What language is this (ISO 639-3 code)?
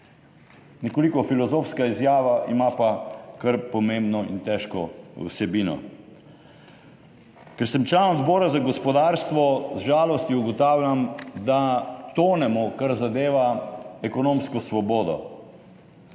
slv